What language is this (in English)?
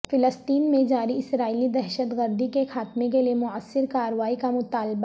Urdu